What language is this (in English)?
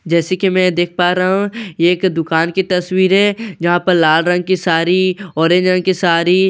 Hindi